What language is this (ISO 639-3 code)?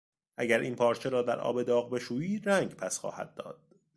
fas